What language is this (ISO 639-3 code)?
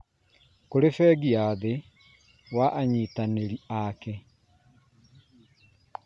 kik